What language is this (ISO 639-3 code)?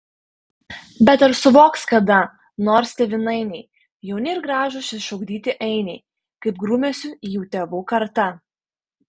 lit